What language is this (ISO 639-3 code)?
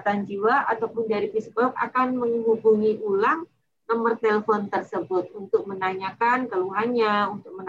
ind